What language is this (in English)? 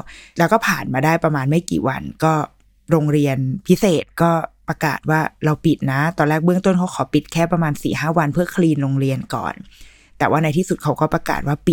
Thai